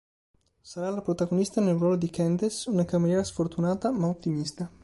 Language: Italian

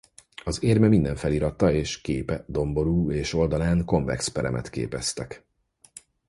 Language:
Hungarian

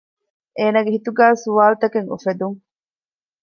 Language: Divehi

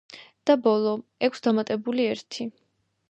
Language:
Georgian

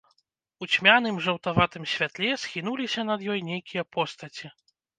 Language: Belarusian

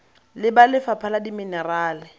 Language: Tswana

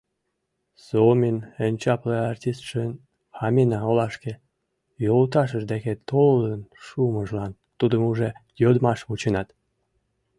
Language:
Mari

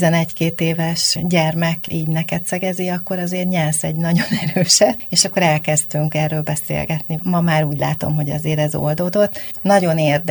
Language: Hungarian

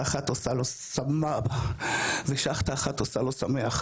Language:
Hebrew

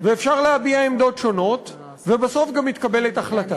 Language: Hebrew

